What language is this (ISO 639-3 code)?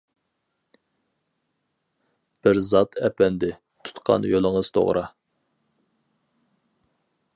uig